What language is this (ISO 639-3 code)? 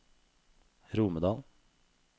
nor